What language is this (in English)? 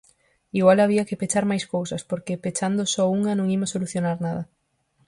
Galician